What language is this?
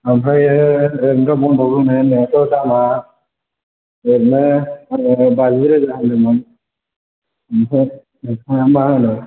Bodo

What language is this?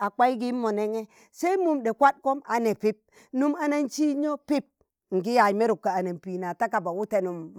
Tangale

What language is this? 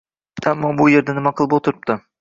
Uzbek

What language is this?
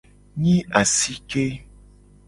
Gen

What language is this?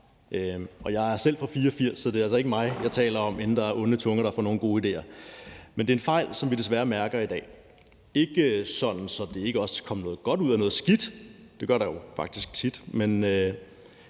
Danish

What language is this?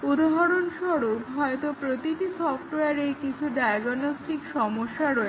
Bangla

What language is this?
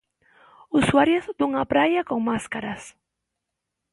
Galician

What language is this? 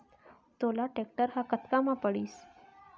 Chhattisgarhi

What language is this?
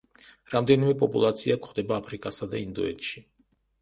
Georgian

